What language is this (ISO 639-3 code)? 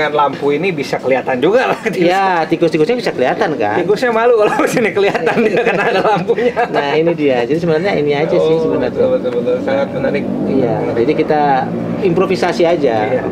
ind